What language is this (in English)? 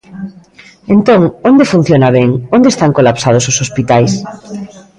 Galician